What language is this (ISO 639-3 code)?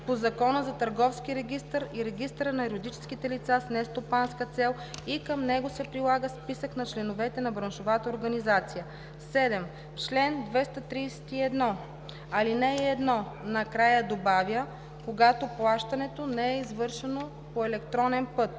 bul